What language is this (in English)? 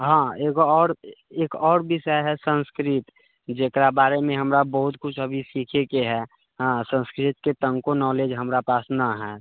Maithili